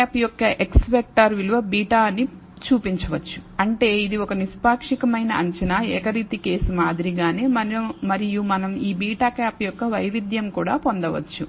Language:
Telugu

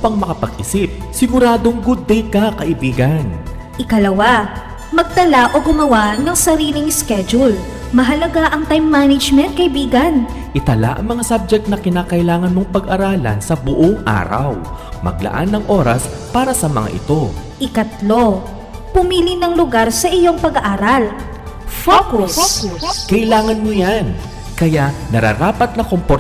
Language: Filipino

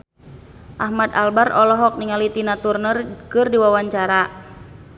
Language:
Sundanese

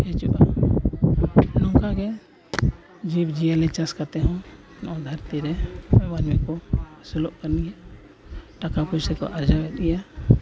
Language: Santali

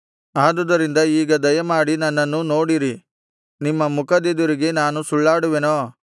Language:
Kannada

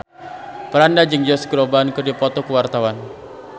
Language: Sundanese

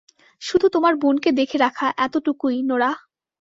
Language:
Bangla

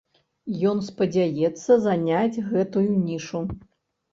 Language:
Belarusian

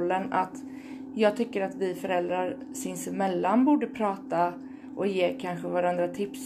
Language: Swedish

